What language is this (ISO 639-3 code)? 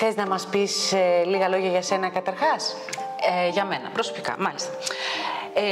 ell